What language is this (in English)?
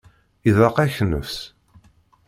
Kabyle